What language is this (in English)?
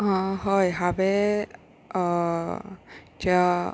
Konkani